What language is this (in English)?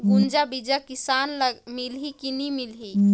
Chhattisgarhi